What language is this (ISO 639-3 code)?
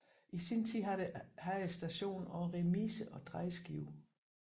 dan